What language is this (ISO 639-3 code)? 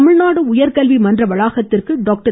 tam